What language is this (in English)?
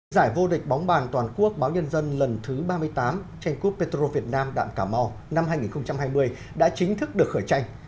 Vietnamese